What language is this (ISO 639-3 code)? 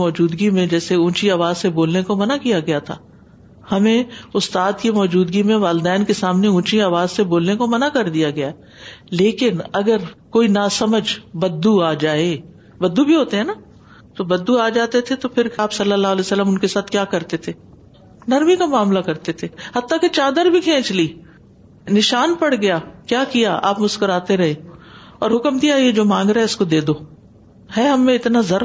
urd